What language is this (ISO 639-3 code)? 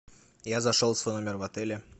rus